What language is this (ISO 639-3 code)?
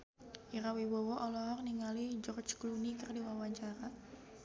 sun